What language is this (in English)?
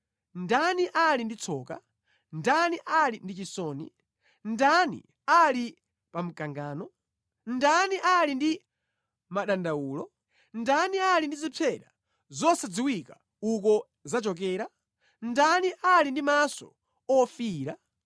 Nyanja